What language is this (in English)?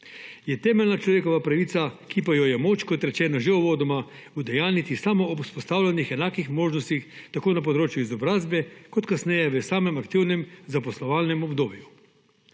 Slovenian